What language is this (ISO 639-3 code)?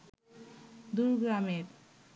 ben